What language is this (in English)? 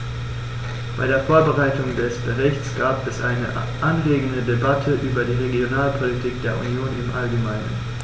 German